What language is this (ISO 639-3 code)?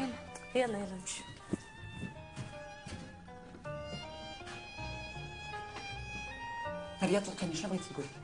ara